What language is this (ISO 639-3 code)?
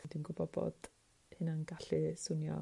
cym